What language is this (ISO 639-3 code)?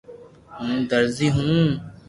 lrk